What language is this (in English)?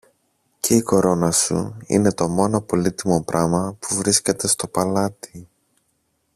Greek